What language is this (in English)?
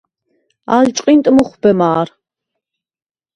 Svan